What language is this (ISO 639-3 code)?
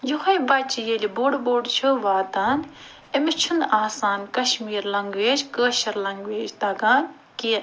kas